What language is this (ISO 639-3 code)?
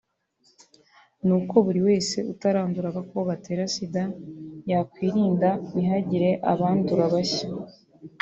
kin